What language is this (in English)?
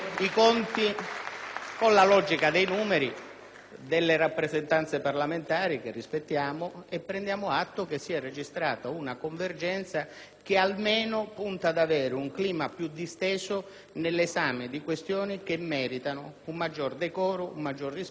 Italian